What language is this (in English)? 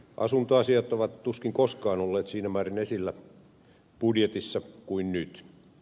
Finnish